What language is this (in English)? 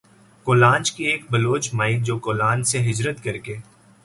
Urdu